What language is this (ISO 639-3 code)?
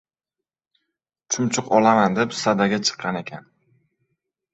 uzb